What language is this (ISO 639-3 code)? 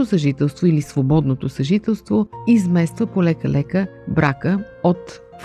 bul